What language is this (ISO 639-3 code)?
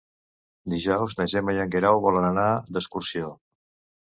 cat